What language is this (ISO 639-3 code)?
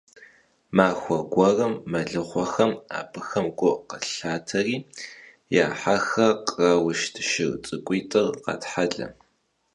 kbd